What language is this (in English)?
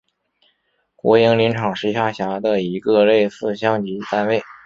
Chinese